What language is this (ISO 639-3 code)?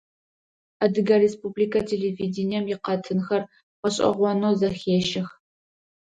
ady